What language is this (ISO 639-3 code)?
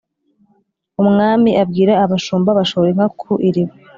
kin